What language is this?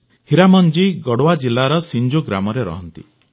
Odia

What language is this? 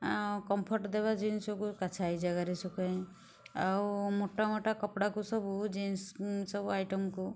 Odia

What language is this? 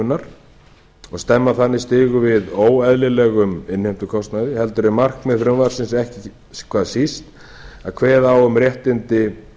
Icelandic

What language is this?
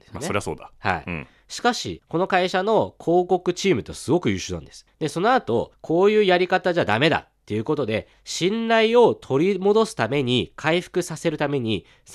Japanese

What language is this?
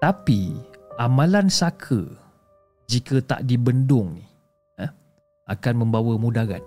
Malay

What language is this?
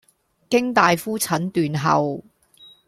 Cantonese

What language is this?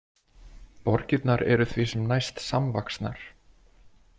Icelandic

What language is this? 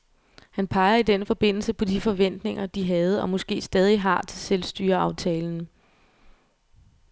Danish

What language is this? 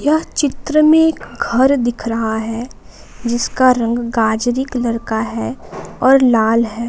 Hindi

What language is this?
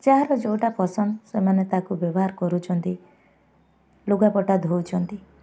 Odia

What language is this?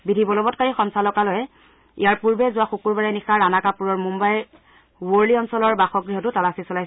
Assamese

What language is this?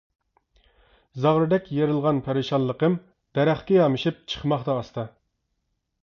Uyghur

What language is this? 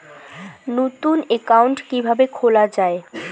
Bangla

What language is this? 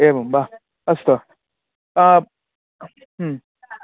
Sanskrit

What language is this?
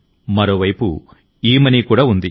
Telugu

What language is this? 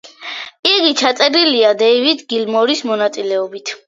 Georgian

